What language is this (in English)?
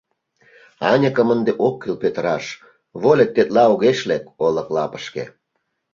Mari